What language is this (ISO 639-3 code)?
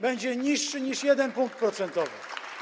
pol